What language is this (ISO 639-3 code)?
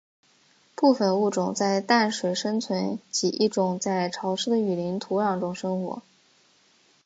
zho